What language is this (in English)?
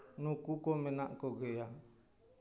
Santali